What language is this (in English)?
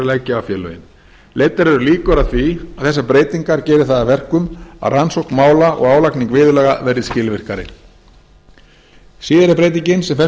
Icelandic